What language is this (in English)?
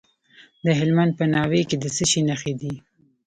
Pashto